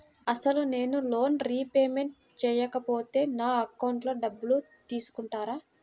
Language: Telugu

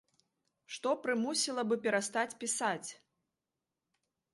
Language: Belarusian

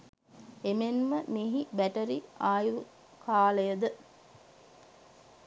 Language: Sinhala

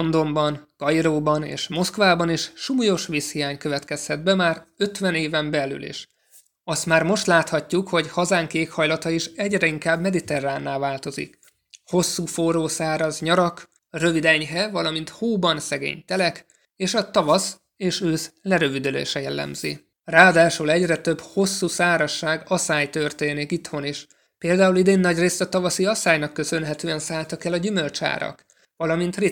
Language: Hungarian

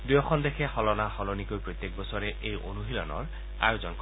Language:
Assamese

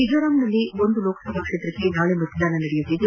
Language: Kannada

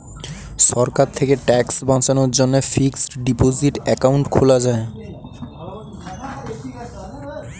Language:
Bangla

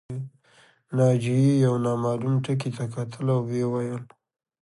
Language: Pashto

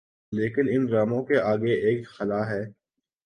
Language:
Urdu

